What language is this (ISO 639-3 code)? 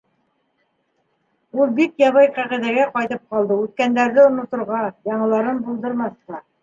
bak